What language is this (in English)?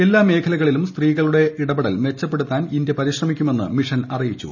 Malayalam